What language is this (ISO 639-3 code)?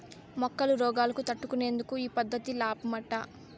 tel